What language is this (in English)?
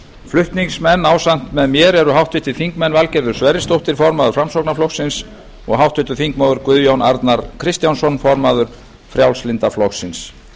Icelandic